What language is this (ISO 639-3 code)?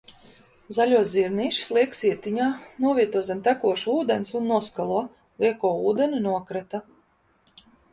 lav